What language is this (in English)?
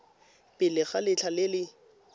Tswana